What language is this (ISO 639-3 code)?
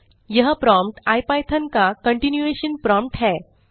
hin